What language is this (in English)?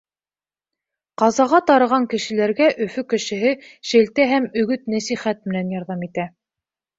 Bashkir